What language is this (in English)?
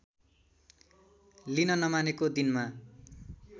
Nepali